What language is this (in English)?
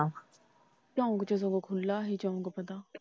Punjabi